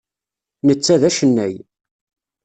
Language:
Kabyle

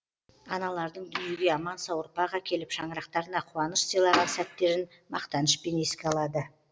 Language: Kazakh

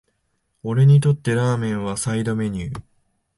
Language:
Japanese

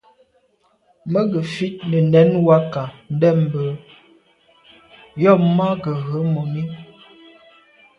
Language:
Medumba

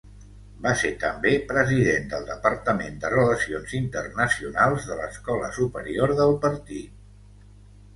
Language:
Catalan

